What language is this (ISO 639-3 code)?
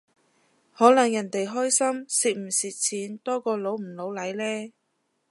yue